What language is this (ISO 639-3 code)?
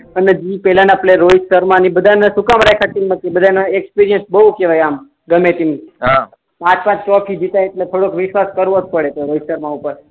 guj